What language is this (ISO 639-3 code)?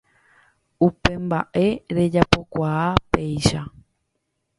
grn